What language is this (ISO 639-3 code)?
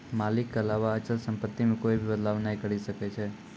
mai